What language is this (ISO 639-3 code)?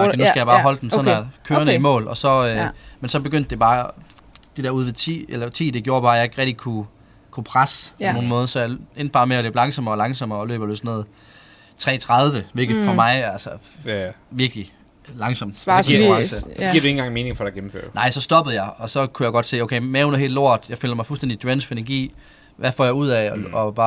dan